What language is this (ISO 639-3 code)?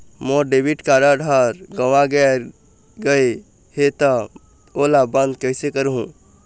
hne